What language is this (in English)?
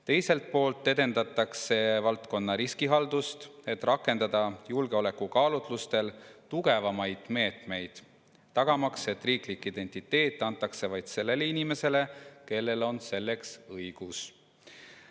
Estonian